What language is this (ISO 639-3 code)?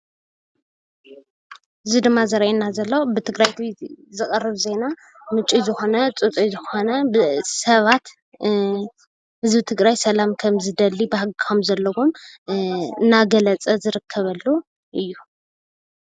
tir